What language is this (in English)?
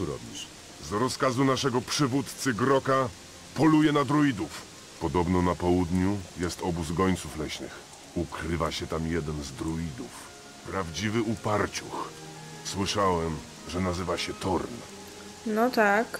Polish